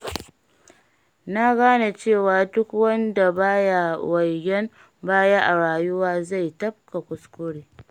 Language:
Hausa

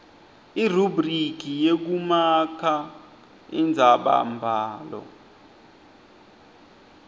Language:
Swati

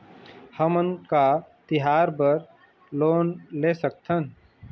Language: Chhattisgarhi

